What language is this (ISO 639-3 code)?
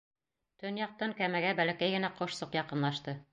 bak